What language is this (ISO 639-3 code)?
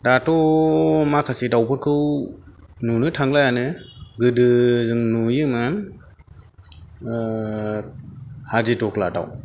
brx